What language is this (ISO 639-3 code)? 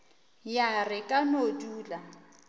nso